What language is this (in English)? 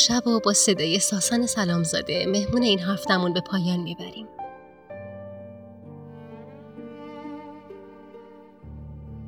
Persian